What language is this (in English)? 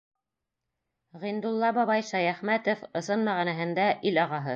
Bashkir